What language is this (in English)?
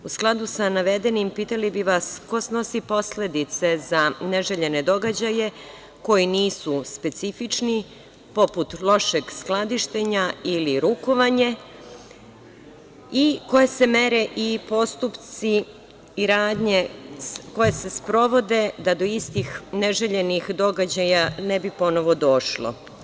Serbian